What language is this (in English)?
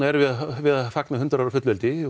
Icelandic